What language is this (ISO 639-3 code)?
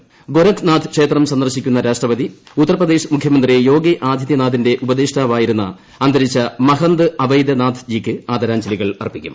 mal